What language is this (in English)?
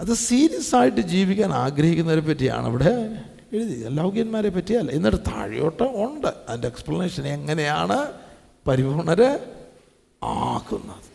Malayalam